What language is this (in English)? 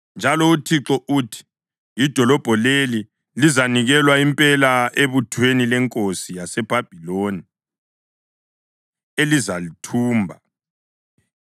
North Ndebele